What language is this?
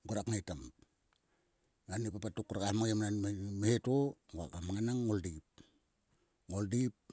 Sulka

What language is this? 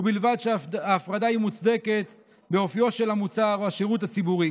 Hebrew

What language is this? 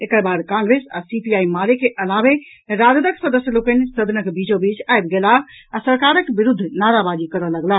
Maithili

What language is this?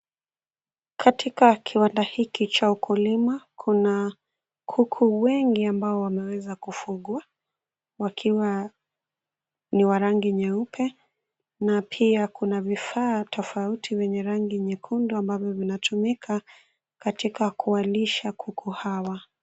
Swahili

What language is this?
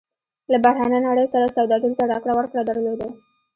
Pashto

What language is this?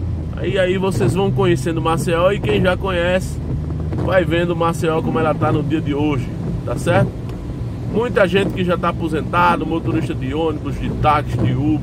Portuguese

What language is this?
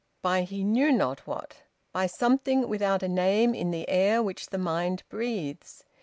English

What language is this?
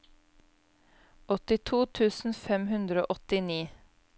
Norwegian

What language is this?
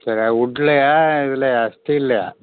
Tamil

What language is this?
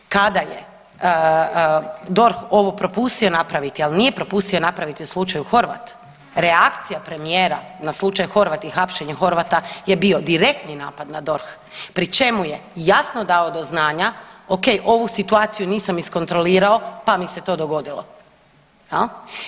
Croatian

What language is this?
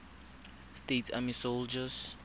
Tswana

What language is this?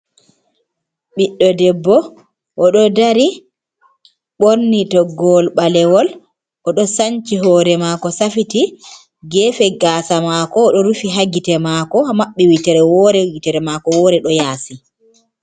Fula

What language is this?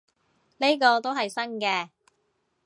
Cantonese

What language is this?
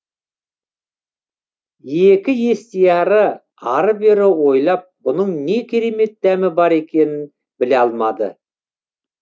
Kazakh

